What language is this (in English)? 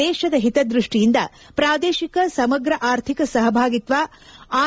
Kannada